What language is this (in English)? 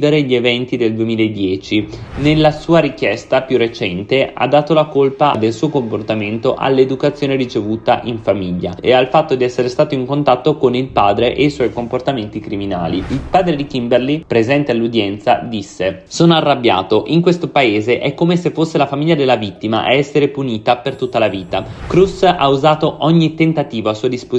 Italian